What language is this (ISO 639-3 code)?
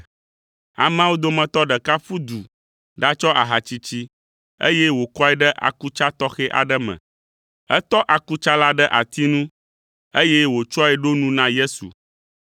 ewe